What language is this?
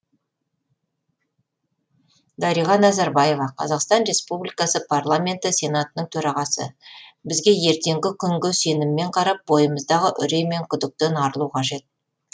Kazakh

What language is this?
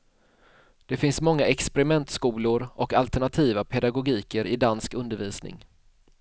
Swedish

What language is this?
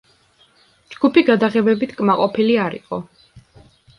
Georgian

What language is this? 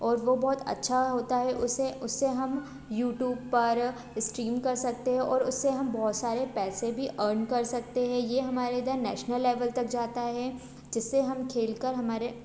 Hindi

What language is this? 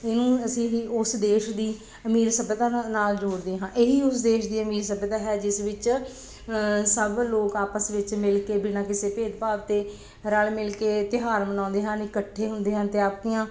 Punjabi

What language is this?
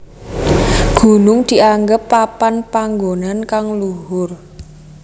Javanese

